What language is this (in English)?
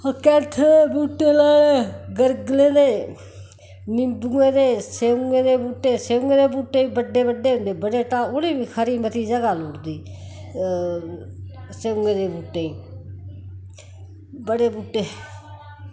Dogri